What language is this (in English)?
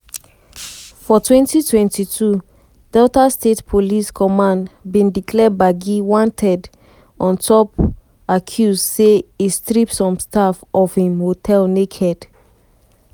Nigerian Pidgin